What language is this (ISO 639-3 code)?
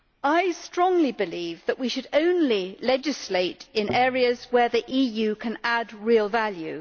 eng